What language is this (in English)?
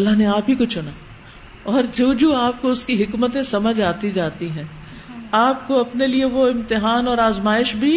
Urdu